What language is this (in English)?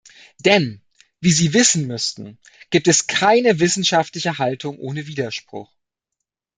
German